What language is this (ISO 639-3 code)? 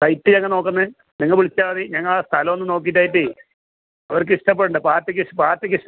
mal